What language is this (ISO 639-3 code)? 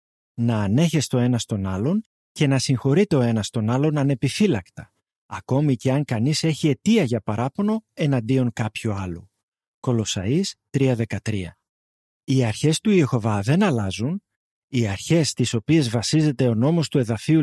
ell